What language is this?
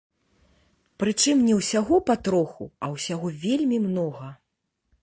Belarusian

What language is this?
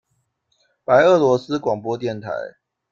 Chinese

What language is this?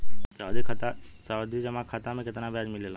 Bhojpuri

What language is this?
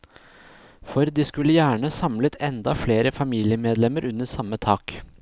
Norwegian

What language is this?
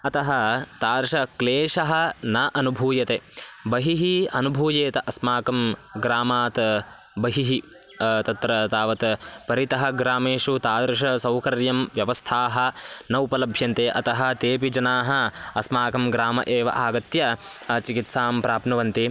Sanskrit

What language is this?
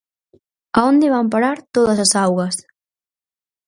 Galician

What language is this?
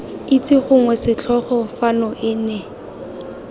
Tswana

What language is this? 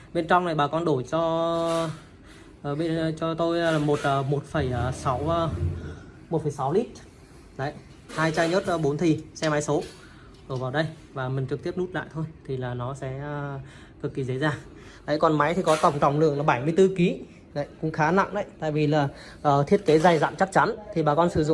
Vietnamese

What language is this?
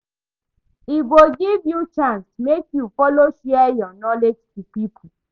Nigerian Pidgin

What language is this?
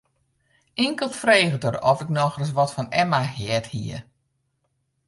Western Frisian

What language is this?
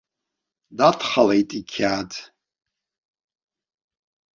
Abkhazian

